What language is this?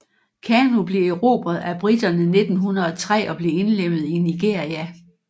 Danish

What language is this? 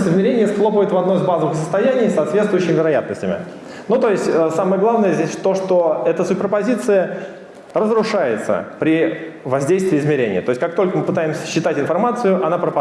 Russian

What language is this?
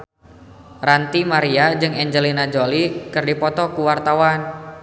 Sundanese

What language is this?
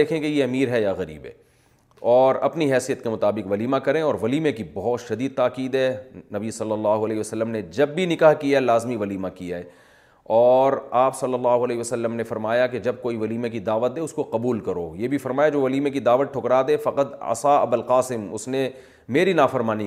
Urdu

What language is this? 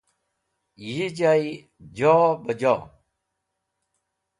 Wakhi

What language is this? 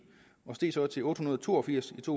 Danish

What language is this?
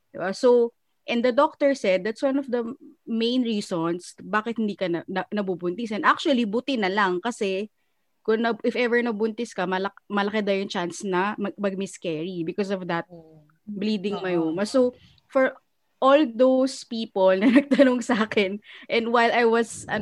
Filipino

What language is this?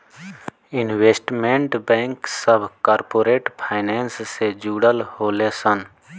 Bhojpuri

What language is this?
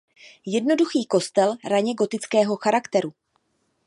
Czech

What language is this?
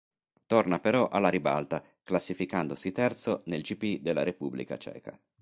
Italian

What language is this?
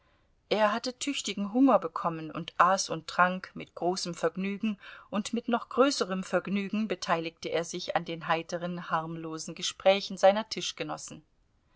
German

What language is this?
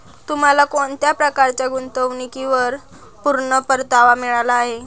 Marathi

